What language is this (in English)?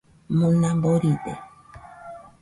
Nüpode Huitoto